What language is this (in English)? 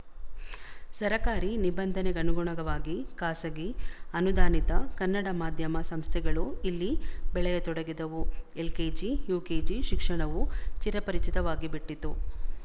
Kannada